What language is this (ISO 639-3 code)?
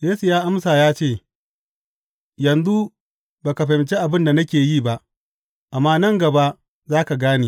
hau